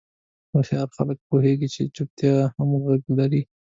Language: Pashto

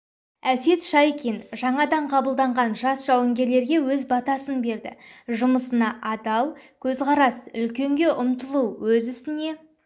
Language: Kazakh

